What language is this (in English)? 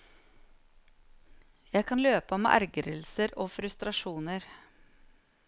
Norwegian